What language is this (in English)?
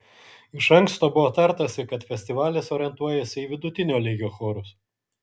Lithuanian